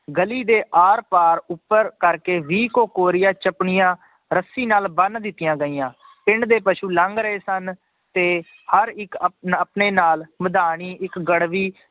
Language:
Punjabi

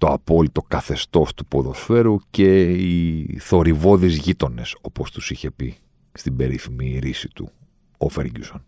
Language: Greek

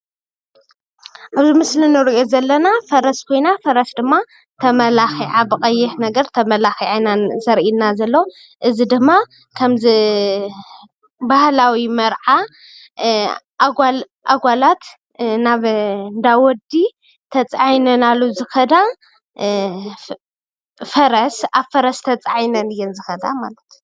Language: Tigrinya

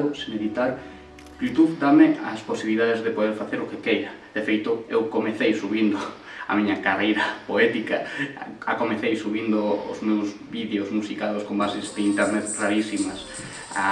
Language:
Galician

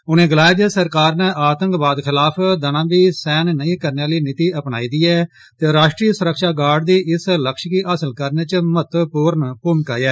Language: Dogri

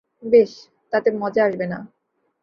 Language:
Bangla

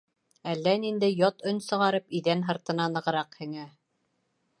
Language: Bashkir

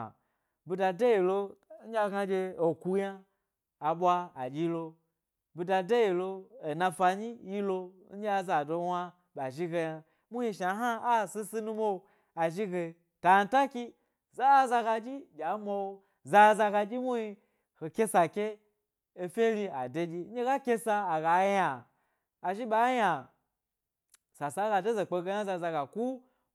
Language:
Gbari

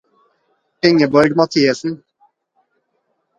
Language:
Norwegian Bokmål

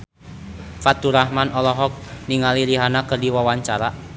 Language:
Sundanese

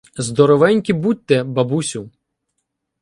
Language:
Ukrainian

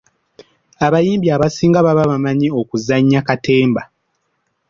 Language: Ganda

